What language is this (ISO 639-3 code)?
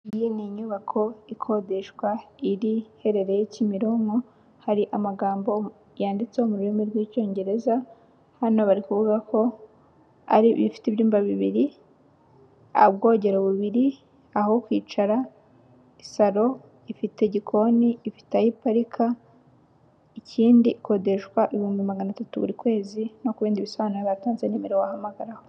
kin